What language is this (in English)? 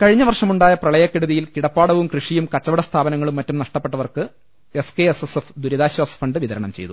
Malayalam